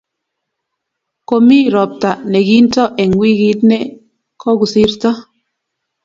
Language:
Kalenjin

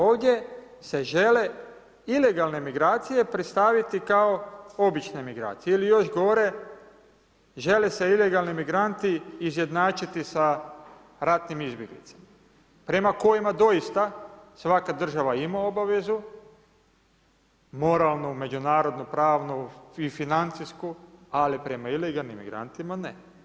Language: Croatian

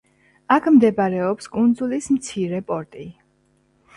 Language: Georgian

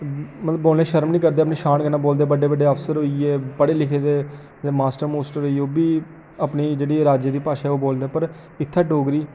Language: Dogri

